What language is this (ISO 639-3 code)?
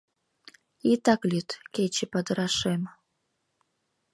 chm